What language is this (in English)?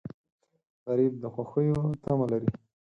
Pashto